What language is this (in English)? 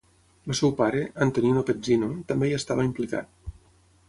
Catalan